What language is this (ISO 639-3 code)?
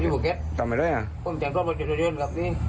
tha